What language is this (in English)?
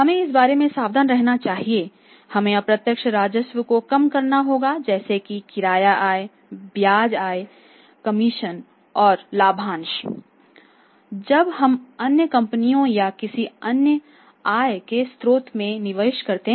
Hindi